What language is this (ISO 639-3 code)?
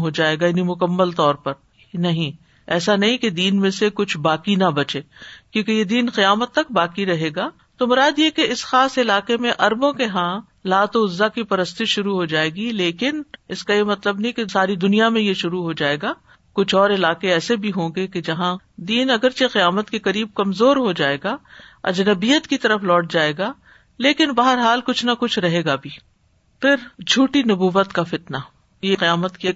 urd